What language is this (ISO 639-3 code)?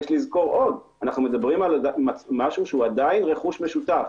heb